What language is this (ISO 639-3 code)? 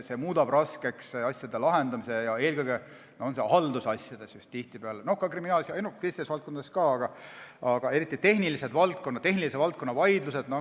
est